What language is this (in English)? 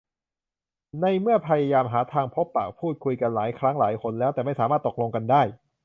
Thai